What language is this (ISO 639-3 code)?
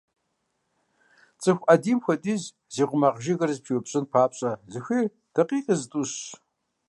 kbd